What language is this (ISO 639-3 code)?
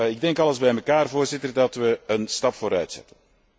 nld